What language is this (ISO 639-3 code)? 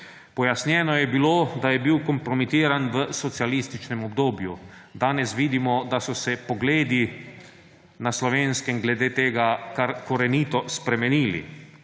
slv